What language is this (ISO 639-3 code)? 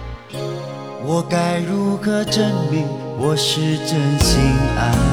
zho